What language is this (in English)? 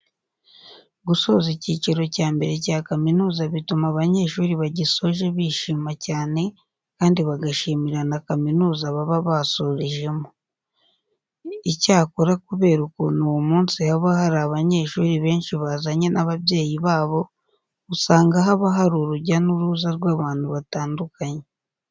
Kinyarwanda